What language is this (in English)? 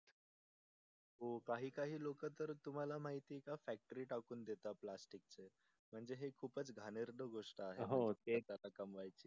Marathi